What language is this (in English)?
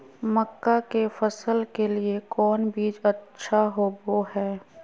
Magahi